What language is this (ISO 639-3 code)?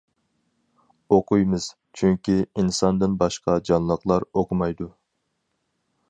uig